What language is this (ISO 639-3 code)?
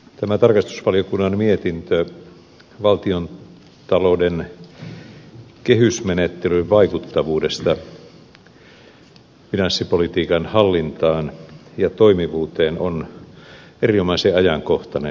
fin